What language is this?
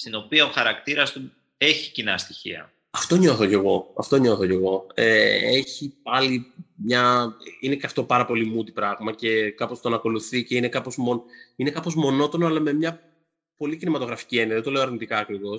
Greek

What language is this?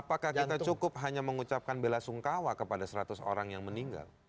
Indonesian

